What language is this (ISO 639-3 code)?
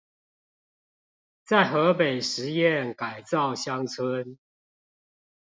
zho